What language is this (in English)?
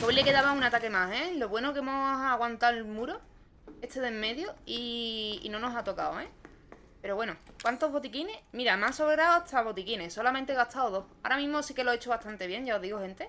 Spanish